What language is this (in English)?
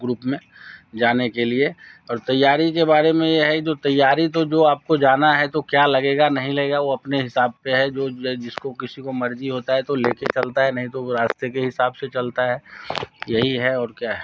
Hindi